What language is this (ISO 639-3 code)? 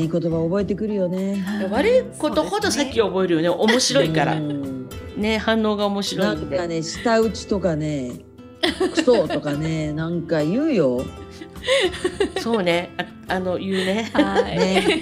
jpn